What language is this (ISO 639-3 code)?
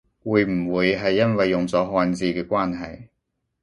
yue